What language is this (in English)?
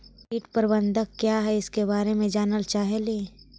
Magahi